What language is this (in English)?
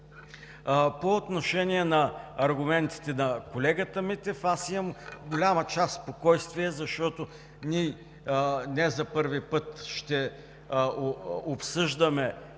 Bulgarian